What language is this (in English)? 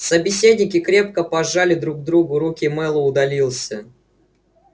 Russian